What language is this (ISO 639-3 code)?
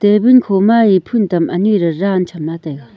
nnp